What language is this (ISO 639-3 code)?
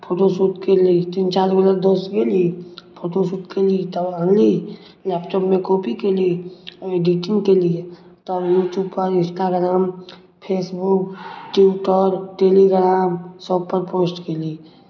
mai